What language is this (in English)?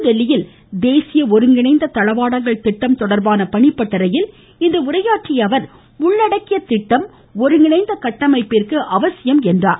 Tamil